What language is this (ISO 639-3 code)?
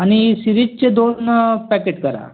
mar